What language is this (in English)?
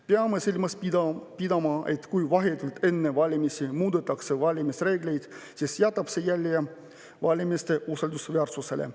Estonian